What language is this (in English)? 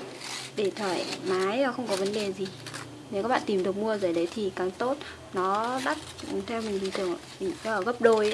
Vietnamese